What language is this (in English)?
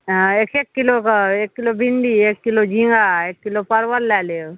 Maithili